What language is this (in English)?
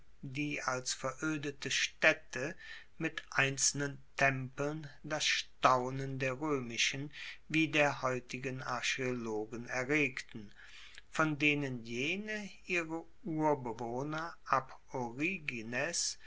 German